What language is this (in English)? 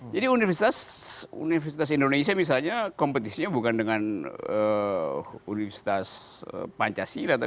Indonesian